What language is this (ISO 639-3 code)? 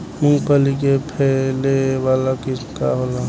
bho